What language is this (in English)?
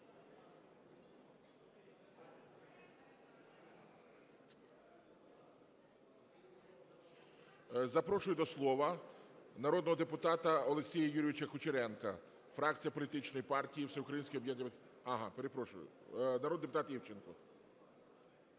Ukrainian